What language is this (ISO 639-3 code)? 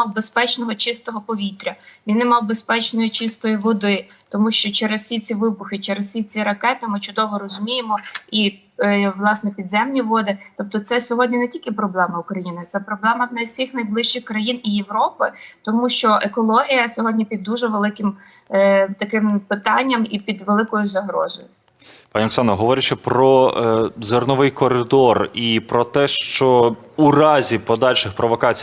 ukr